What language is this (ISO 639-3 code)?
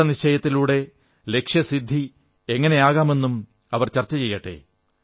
mal